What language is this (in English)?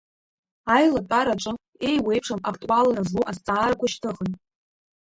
Abkhazian